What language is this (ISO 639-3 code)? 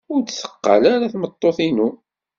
kab